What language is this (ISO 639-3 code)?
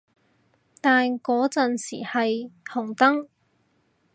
yue